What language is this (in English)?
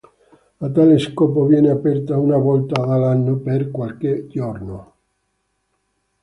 Italian